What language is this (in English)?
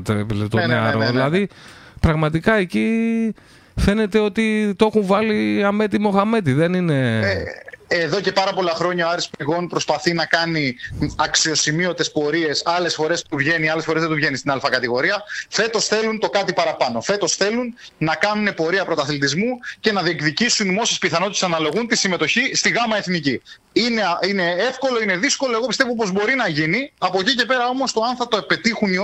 Greek